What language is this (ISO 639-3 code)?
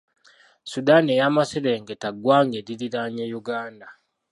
lug